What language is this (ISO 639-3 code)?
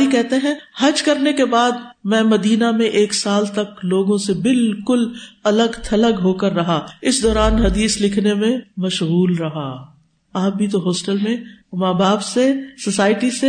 urd